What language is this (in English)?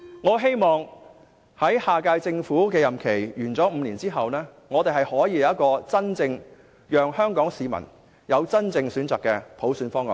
Cantonese